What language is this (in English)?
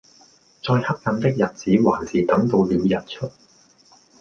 Cantonese